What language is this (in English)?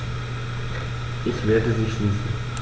German